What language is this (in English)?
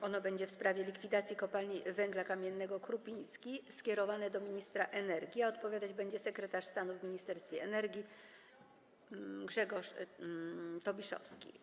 Polish